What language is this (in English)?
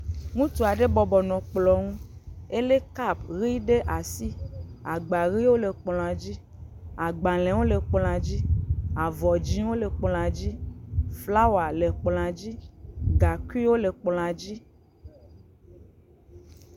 Ewe